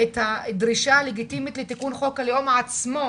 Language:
Hebrew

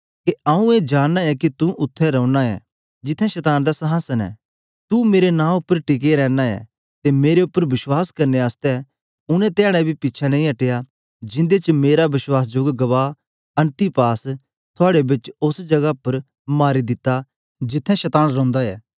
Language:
Dogri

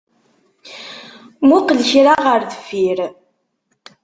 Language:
Kabyle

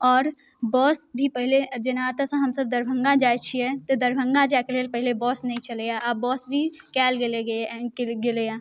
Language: Maithili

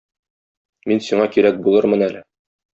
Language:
Tatar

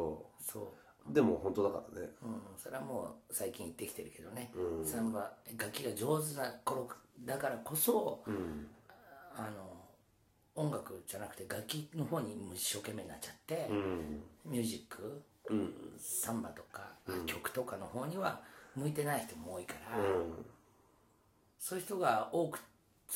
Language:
Japanese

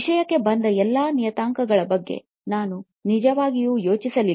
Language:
Kannada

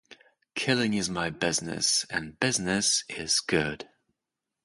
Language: English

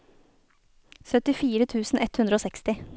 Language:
Norwegian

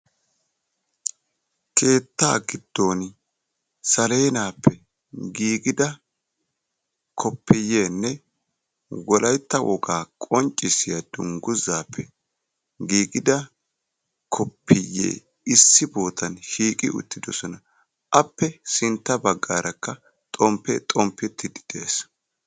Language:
Wolaytta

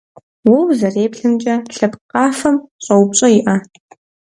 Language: Kabardian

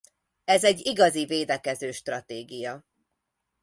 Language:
Hungarian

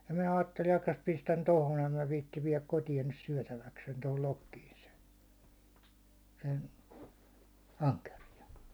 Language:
Finnish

